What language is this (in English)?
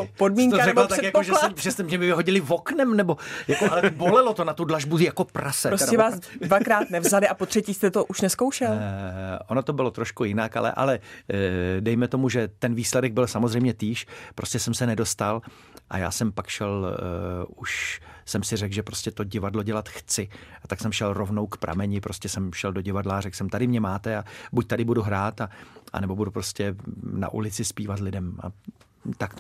Czech